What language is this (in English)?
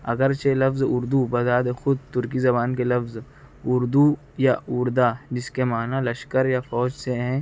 Urdu